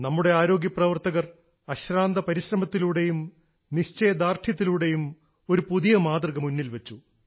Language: Malayalam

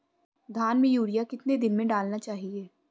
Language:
Hindi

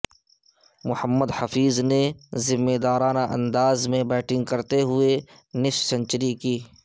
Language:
Urdu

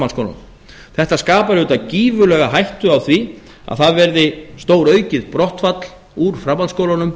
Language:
Icelandic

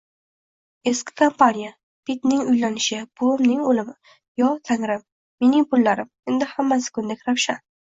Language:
Uzbek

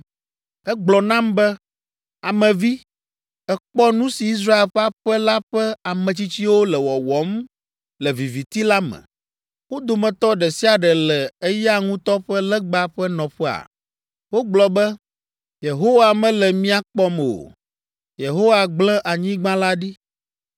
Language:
Ewe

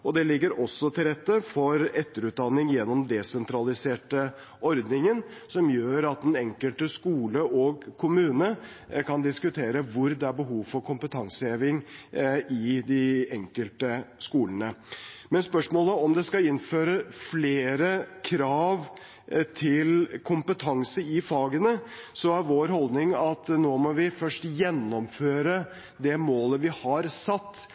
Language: Norwegian Bokmål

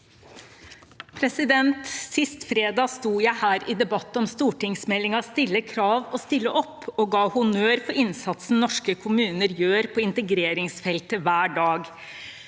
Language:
Norwegian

